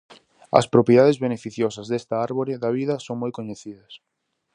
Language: Galician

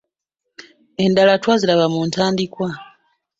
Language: Ganda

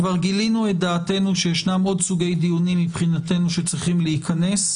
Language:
Hebrew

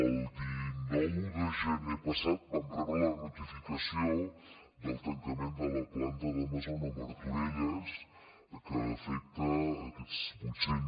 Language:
Catalan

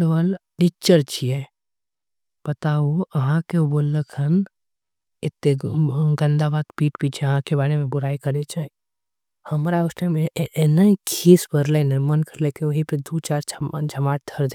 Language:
Angika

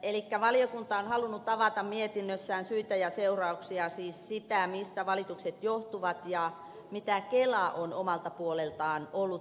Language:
Finnish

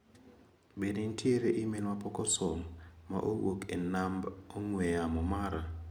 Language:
Luo (Kenya and Tanzania)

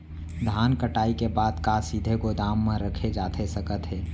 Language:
Chhattisgarhi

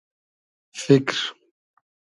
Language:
Hazaragi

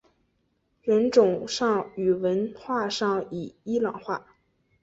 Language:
Chinese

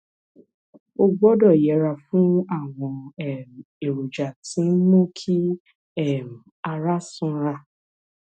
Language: Yoruba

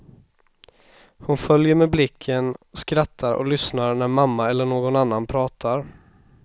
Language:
Swedish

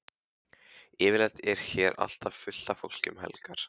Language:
Icelandic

